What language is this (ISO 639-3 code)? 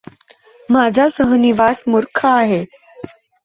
mar